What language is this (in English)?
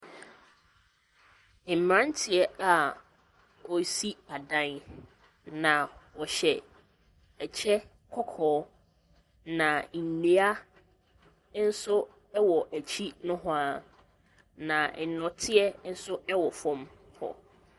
Akan